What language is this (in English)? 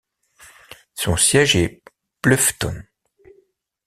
French